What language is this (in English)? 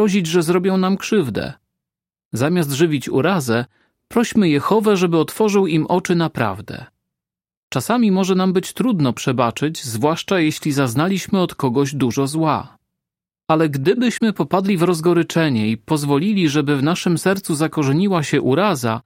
Polish